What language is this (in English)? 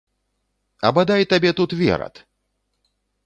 Belarusian